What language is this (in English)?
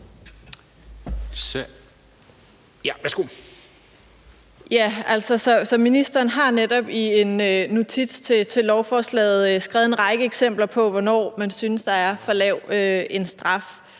Danish